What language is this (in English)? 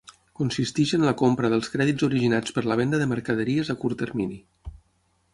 Catalan